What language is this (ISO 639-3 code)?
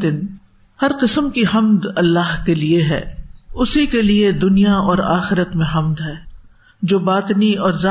urd